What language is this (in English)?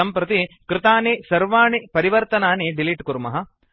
Sanskrit